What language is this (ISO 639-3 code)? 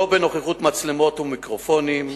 heb